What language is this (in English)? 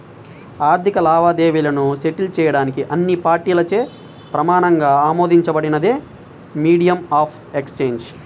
Telugu